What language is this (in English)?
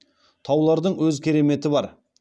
Kazakh